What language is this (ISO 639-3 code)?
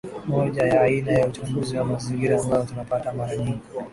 swa